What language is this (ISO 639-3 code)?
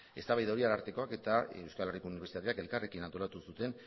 eus